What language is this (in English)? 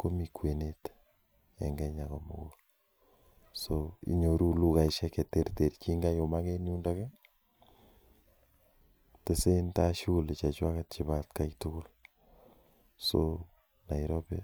Kalenjin